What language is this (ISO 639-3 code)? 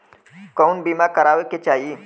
bho